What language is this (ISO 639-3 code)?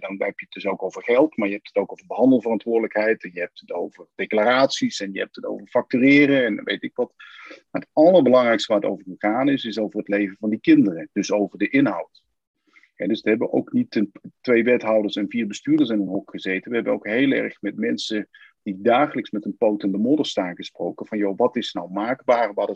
nld